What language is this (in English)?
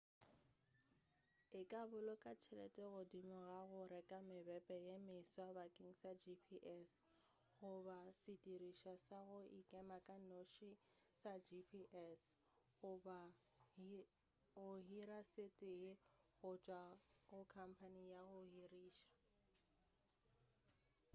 Northern Sotho